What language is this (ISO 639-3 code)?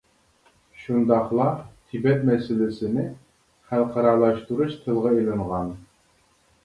uig